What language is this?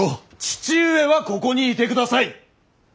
Japanese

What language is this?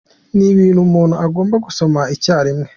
Kinyarwanda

